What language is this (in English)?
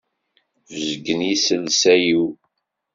Kabyle